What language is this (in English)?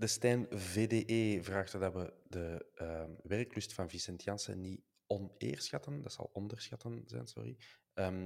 Dutch